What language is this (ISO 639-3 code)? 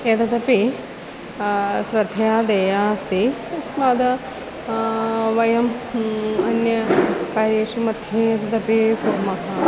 san